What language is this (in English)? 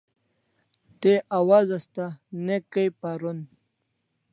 Kalasha